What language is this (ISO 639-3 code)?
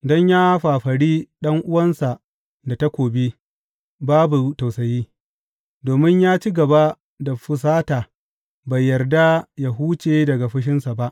hau